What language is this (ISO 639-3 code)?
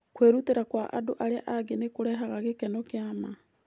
kik